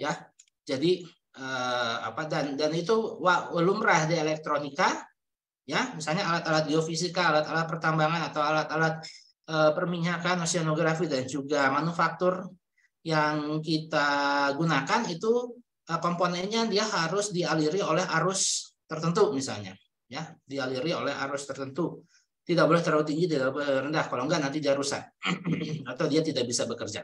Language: Indonesian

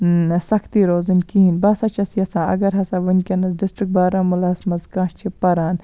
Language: Kashmiri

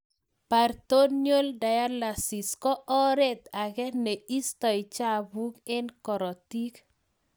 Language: Kalenjin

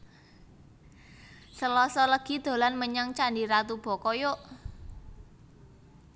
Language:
Javanese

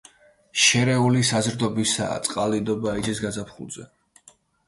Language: Georgian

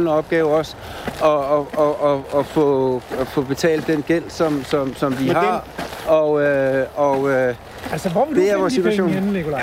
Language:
Danish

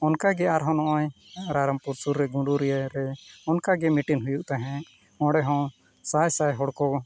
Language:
Santali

